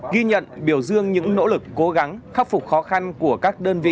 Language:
Vietnamese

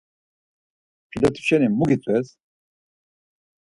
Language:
Laz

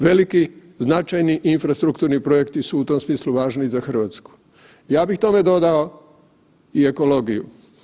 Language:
Croatian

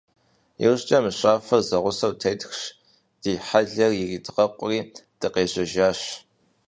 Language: Kabardian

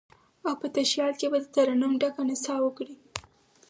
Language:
Pashto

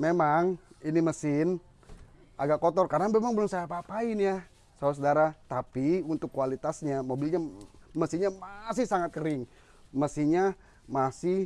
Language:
Indonesian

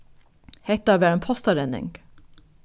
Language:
Faroese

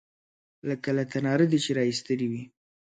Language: Pashto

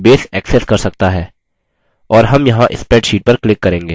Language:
Hindi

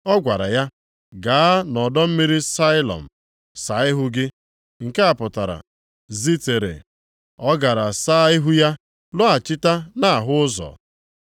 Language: Igbo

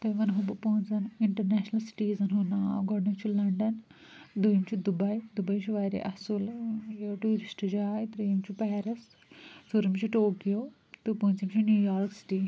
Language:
Kashmiri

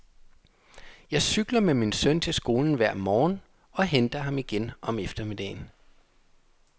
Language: Danish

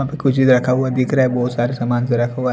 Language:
Hindi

